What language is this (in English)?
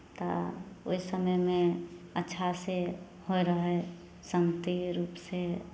Maithili